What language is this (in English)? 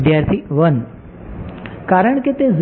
Gujarati